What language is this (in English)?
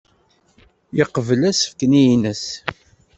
Kabyle